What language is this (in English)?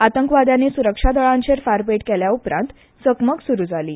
Konkani